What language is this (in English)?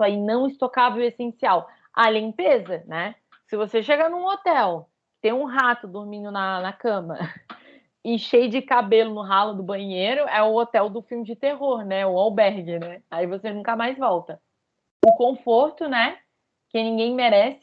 Portuguese